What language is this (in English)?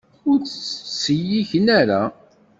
Kabyle